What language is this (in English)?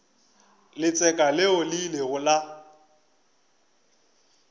Northern Sotho